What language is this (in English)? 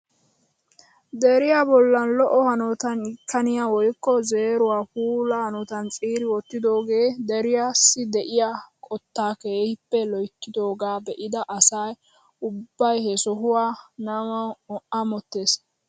Wolaytta